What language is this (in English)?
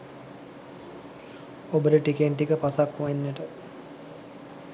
Sinhala